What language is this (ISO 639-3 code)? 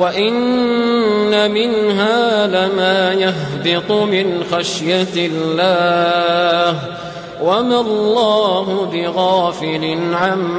ara